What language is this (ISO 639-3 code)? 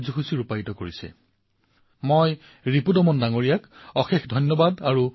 asm